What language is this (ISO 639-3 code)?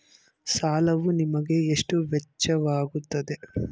kan